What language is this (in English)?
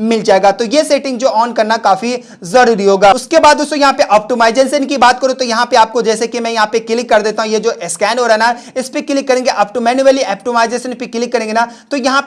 Hindi